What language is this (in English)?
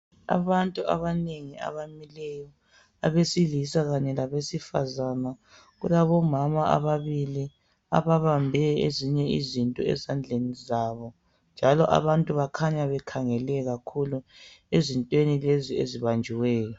North Ndebele